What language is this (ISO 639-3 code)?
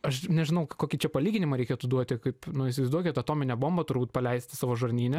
lit